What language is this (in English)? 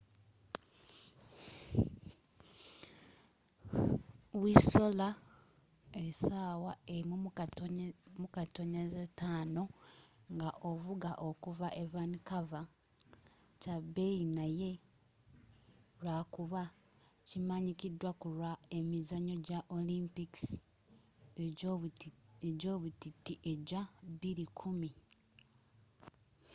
Ganda